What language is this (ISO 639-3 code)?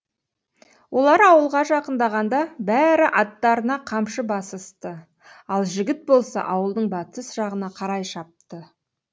kaz